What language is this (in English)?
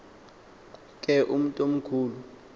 Xhosa